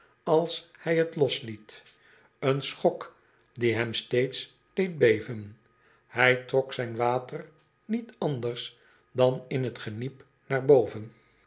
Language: Dutch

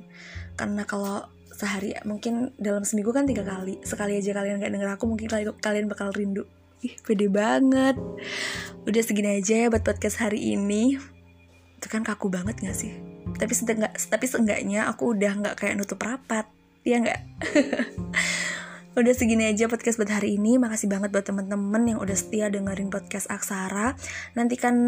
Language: Indonesian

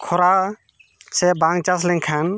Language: Santali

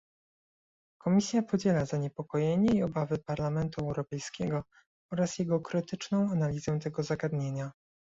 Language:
Polish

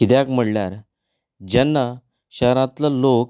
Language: Konkani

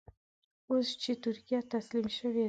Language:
Pashto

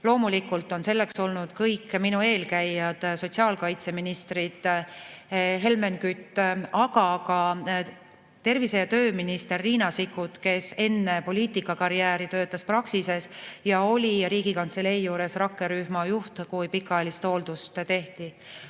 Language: Estonian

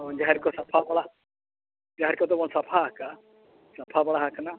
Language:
Santali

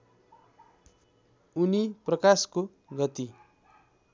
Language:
Nepali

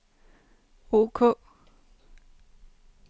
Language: Danish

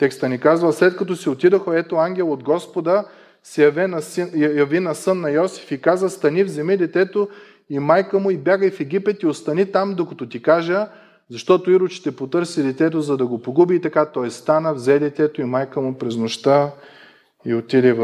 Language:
Bulgarian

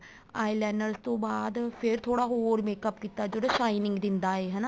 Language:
Punjabi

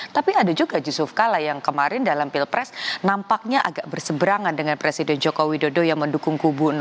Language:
Indonesian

